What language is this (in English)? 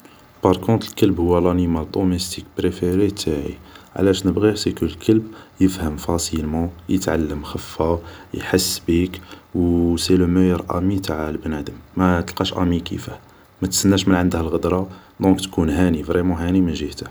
Algerian Arabic